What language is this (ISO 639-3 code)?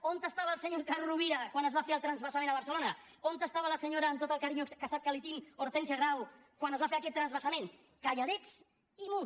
cat